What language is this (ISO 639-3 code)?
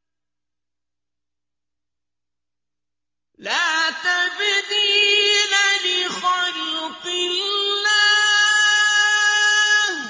ara